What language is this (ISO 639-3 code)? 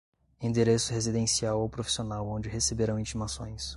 por